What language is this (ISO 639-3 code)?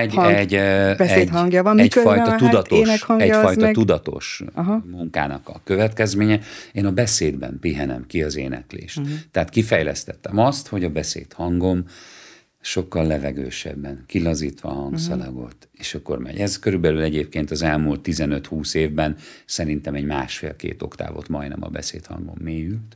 hun